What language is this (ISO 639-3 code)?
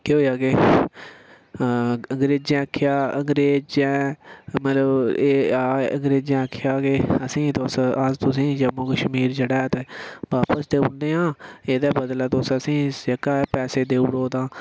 doi